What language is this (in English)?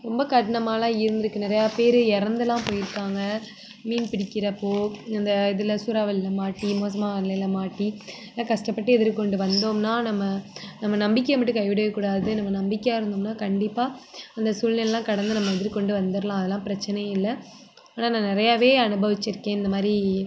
Tamil